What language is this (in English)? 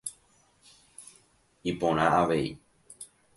Guarani